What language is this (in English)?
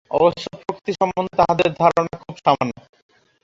Bangla